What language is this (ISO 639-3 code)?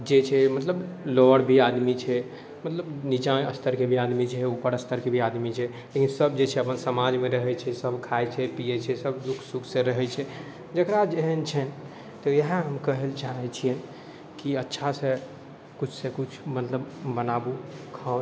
mai